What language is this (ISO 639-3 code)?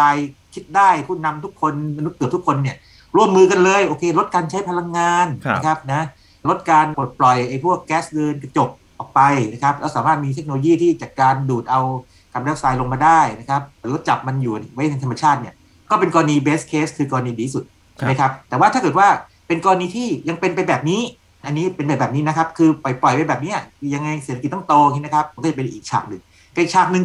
tha